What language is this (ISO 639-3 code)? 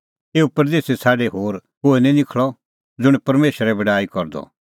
kfx